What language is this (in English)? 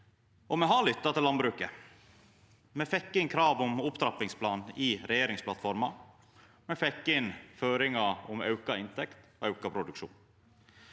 Norwegian